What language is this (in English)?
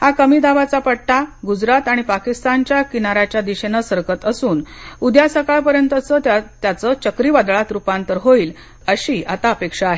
Marathi